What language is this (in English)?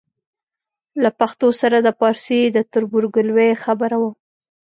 Pashto